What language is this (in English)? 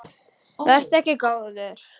Icelandic